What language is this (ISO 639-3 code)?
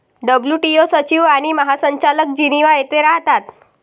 mar